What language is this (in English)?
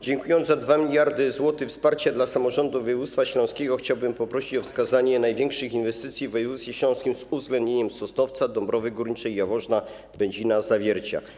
Polish